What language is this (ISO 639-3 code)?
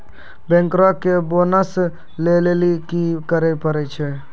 mai